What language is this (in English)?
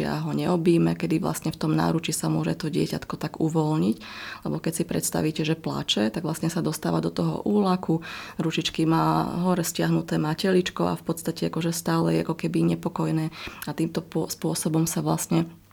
Slovak